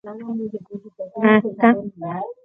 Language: Guarani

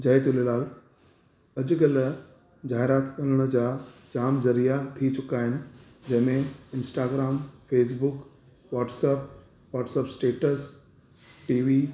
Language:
Sindhi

